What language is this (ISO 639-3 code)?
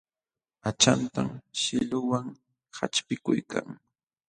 qxw